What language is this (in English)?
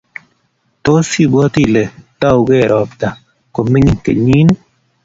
Kalenjin